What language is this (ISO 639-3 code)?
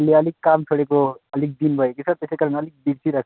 nep